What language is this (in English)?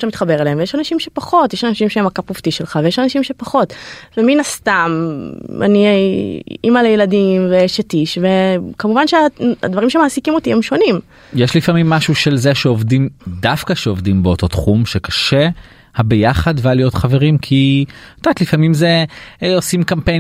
Hebrew